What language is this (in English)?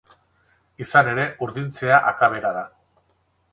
Basque